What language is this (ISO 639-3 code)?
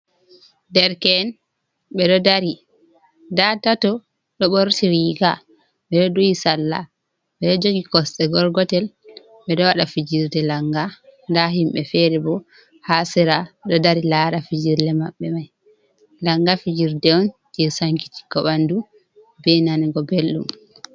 ful